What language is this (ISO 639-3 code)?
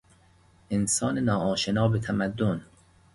fas